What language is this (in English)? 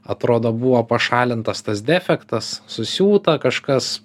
Lithuanian